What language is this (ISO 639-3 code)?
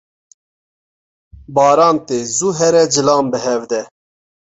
kur